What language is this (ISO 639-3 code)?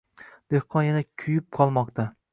uzb